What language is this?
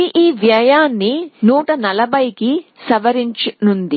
Telugu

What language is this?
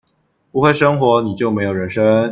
Chinese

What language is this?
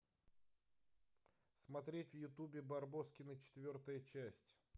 Russian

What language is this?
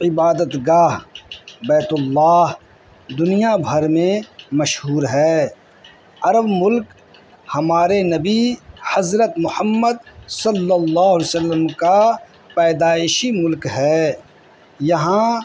Urdu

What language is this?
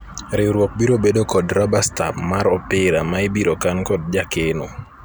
Luo (Kenya and Tanzania)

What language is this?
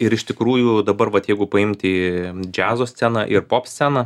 Lithuanian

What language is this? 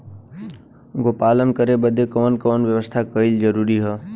Bhojpuri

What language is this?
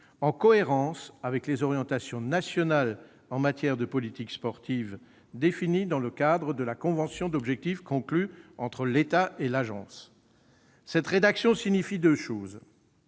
French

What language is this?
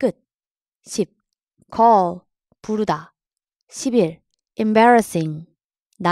Korean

